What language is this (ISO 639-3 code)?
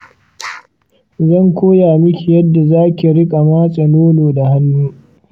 hau